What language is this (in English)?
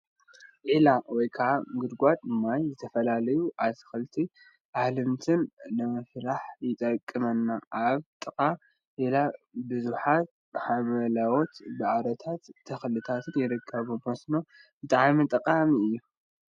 Tigrinya